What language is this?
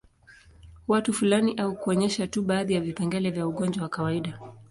Swahili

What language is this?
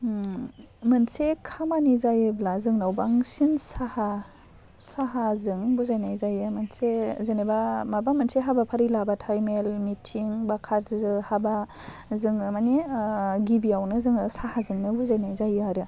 Bodo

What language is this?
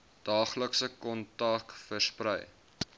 Afrikaans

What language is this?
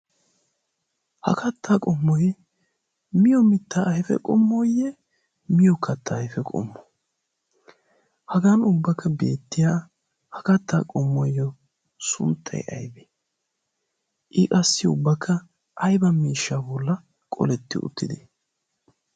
Wolaytta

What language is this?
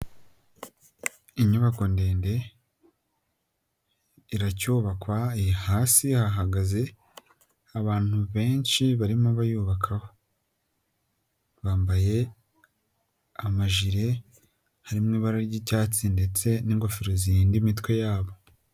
Kinyarwanda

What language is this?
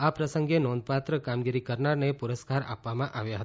Gujarati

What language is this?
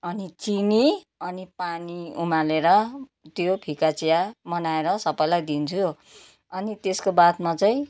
Nepali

